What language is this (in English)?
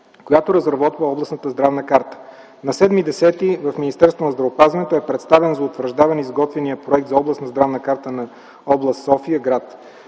Bulgarian